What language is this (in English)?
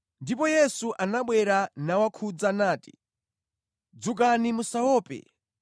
Nyanja